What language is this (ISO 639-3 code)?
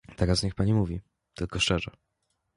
pol